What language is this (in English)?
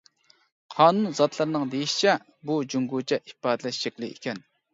Uyghur